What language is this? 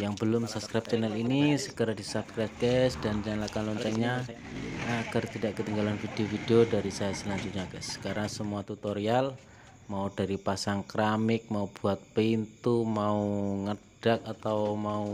Indonesian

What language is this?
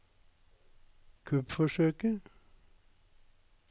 Norwegian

